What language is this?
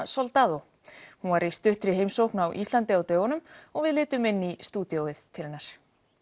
Icelandic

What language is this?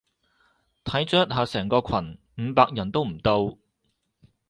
Cantonese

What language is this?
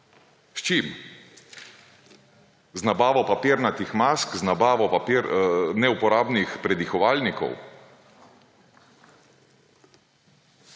Slovenian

